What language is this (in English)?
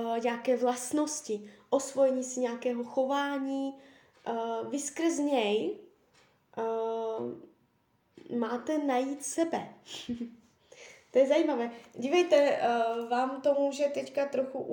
Czech